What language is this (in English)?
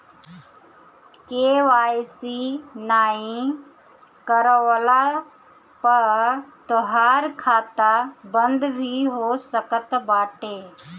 Bhojpuri